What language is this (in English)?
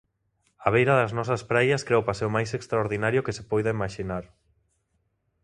Galician